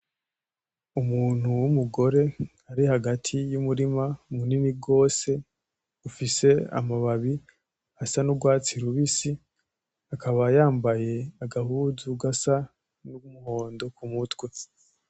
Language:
Rundi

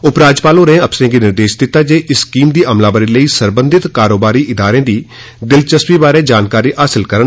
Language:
Dogri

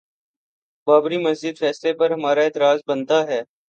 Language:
Urdu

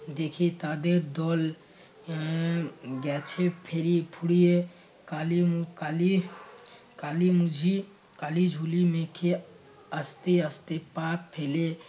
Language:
Bangla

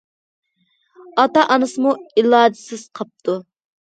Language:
Uyghur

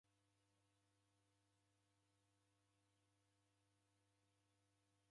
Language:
Taita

